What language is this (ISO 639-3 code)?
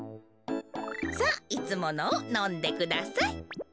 jpn